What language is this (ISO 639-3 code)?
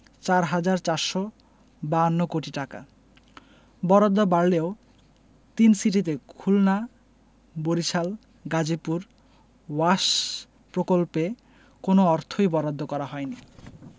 ben